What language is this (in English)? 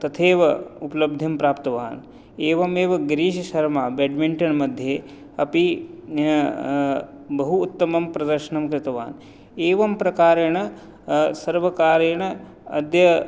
Sanskrit